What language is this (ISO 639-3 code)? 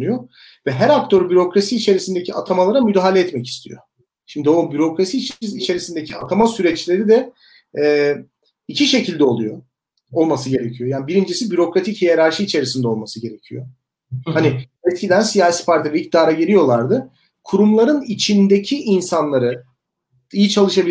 tur